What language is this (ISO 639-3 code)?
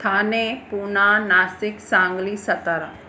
snd